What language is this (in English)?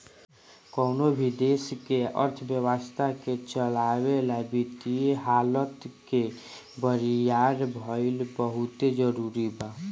Bhojpuri